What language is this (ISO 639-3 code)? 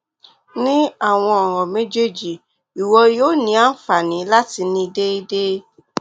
yor